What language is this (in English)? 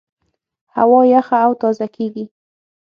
Pashto